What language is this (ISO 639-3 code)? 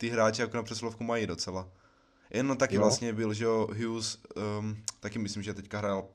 ces